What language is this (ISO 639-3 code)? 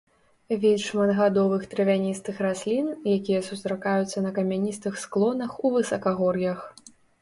bel